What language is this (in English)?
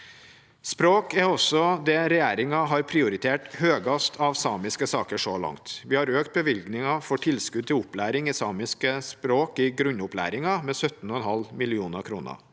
Norwegian